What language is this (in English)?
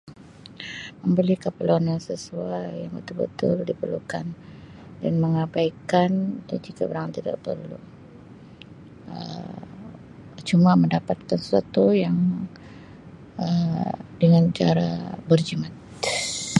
Sabah Malay